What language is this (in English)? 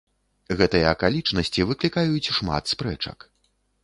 Belarusian